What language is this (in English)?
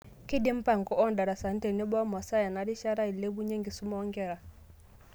Masai